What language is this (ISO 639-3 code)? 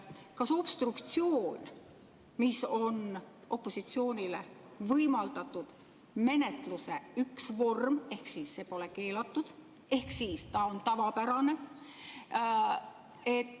est